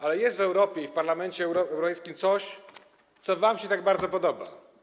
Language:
Polish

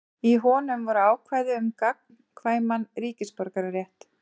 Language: Icelandic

